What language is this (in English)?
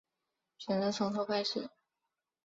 Chinese